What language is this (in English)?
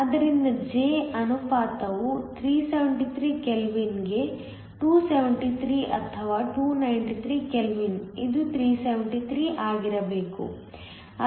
Kannada